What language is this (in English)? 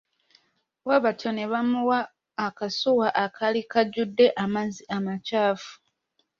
Ganda